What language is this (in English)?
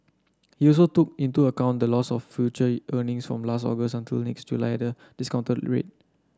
English